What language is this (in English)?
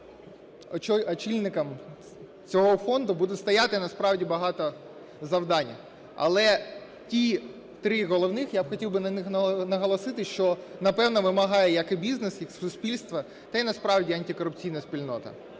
Ukrainian